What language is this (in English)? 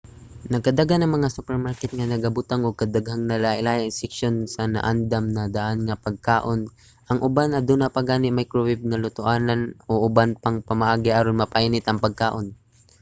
Cebuano